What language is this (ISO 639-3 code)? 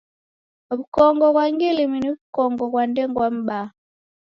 dav